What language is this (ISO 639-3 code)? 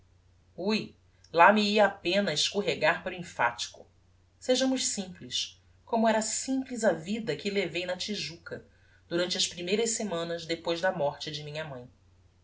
por